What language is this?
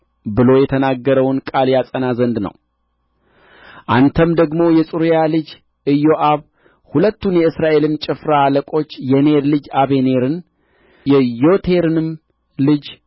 Amharic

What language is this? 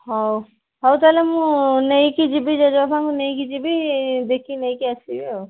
Odia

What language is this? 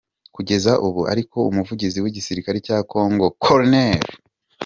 Kinyarwanda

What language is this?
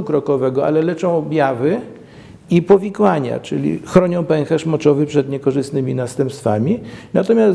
Polish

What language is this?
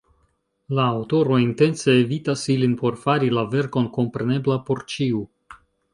Esperanto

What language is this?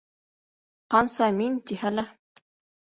Bashkir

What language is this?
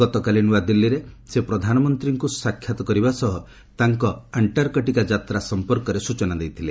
Odia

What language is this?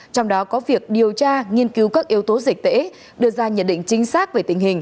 Vietnamese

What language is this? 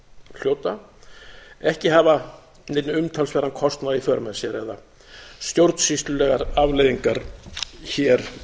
Icelandic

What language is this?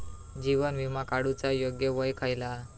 Marathi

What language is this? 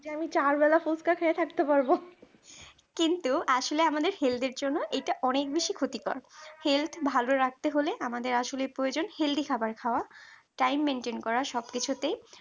Bangla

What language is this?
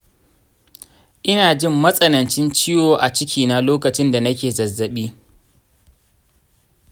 Hausa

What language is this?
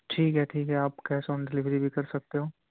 Urdu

